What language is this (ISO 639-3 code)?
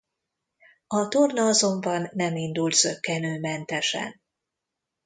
hun